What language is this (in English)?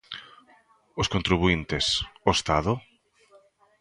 Galician